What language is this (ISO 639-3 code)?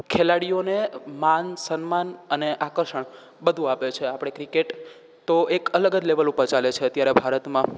guj